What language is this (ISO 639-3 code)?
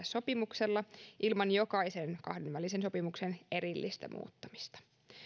fin